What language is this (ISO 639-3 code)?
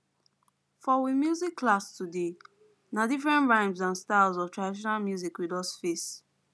pcm